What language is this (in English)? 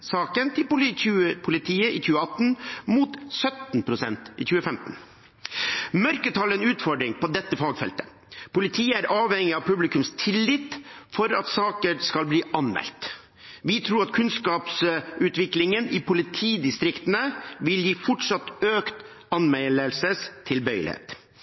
Norwegian Bokmål